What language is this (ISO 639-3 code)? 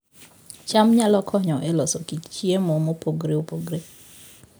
luo